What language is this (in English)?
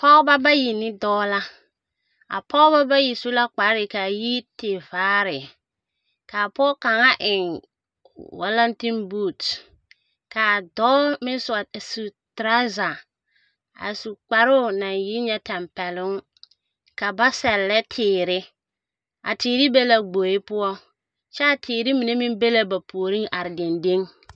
Southern Dagaare